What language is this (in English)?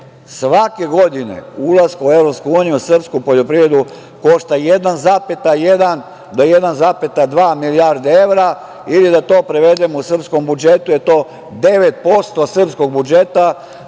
Serbian